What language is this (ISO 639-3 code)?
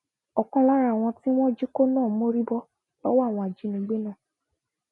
yor